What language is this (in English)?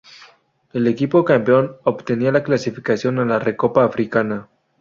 Spanish